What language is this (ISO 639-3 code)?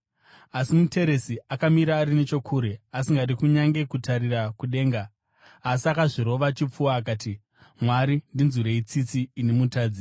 sna